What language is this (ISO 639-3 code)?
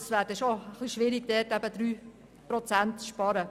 gsw